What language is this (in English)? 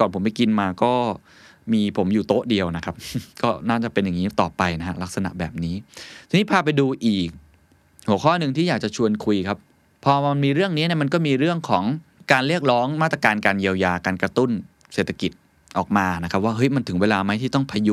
Thai